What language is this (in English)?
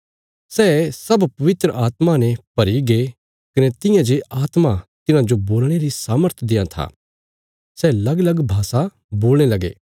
Bilaspuri